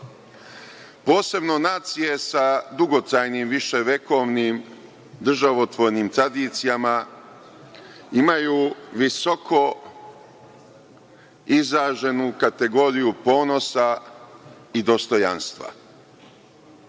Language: Serbian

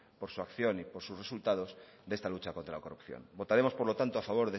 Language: Spanish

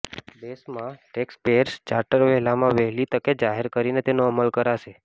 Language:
Gujarati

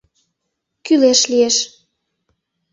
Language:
Mari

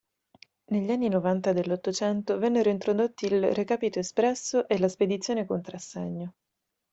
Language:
Italian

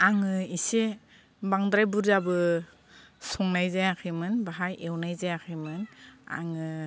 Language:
Bodo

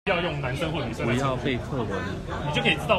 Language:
Chinese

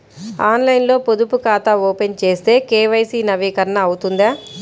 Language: Telugu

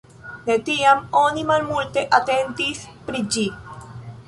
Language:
Esperanto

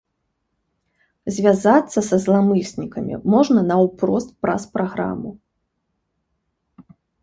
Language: Belarusian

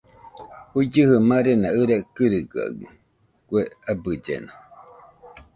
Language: Nüpode Huitoto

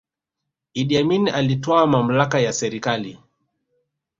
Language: Swahili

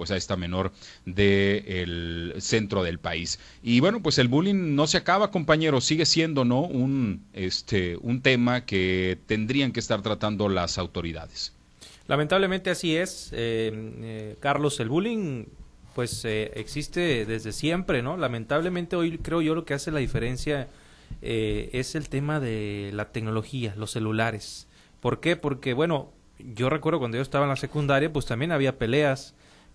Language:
Spanish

